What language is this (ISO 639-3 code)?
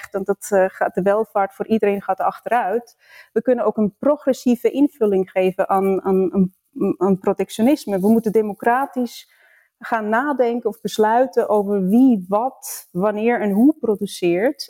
nld